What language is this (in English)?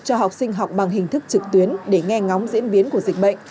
Vietnamese